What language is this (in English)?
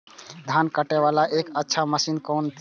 Maithili